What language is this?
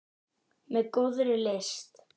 Icelandic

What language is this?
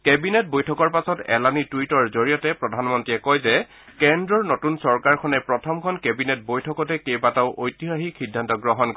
Assamese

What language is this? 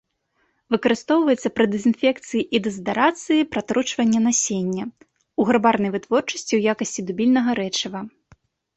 Belarusian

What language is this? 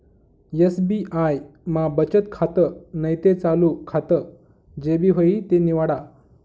Marathi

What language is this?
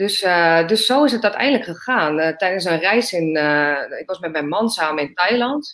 Dutch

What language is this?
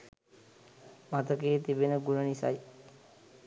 Sinhala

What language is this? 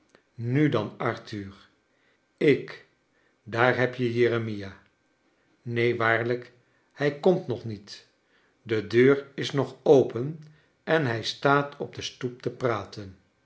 Dutch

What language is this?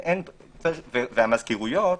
Hebrew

